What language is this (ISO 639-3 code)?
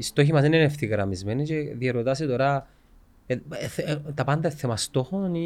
ell